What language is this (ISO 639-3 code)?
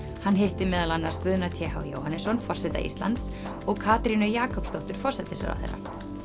isl